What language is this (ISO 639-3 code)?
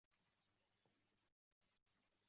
uzb